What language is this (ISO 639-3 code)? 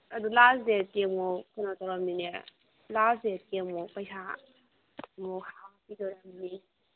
mni